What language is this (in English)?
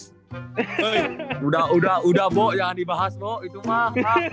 Indonesian